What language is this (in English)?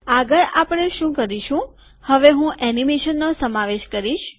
Gujarati